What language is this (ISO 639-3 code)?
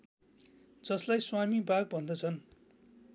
nep